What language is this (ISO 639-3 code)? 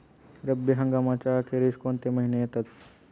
mar